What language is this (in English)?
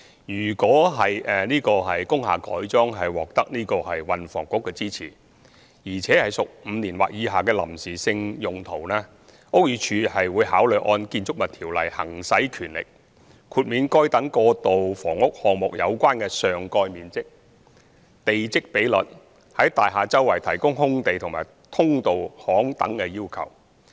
Cantonese